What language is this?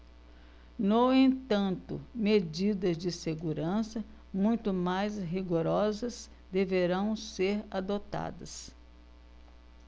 Portuguese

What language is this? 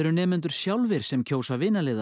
Icelandic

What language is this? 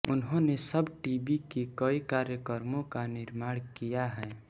Hindi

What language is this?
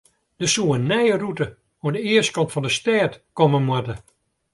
Western Frisian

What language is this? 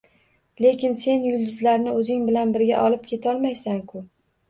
Uzbek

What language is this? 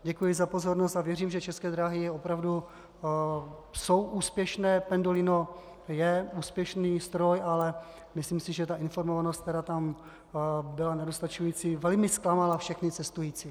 Czech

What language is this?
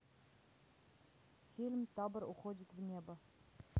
Russian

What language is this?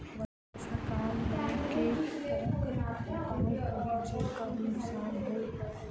Maithili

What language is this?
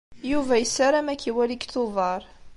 Kabyle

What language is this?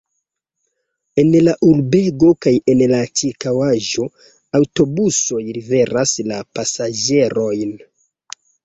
Esperanto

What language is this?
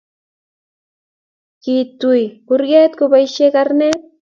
Kalenjin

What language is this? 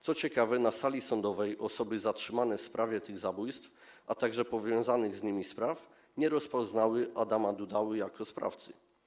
Polish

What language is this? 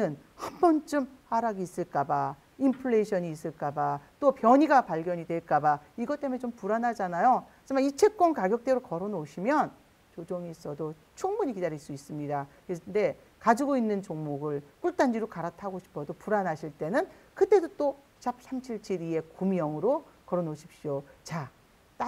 Korean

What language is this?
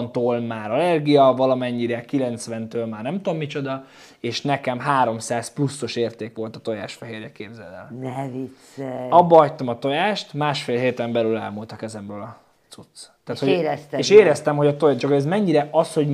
Hungarian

